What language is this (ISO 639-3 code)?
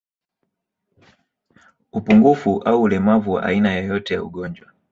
swa